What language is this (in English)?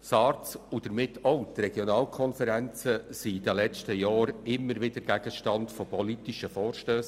Swiss German